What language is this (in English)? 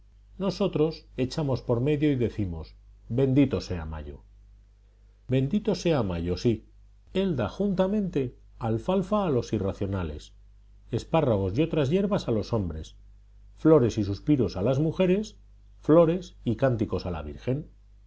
Spanish